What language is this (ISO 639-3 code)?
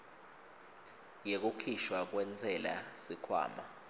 ssw